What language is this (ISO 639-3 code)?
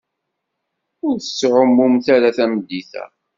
kab